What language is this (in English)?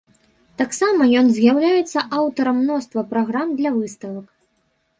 Belarusian